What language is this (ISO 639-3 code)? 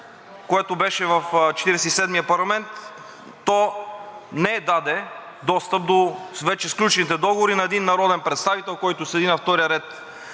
bul